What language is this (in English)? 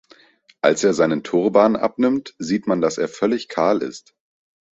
German